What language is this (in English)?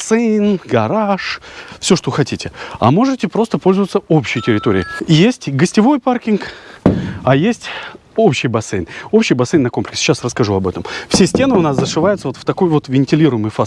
Russian